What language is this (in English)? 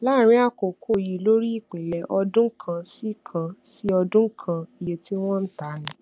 Yoruba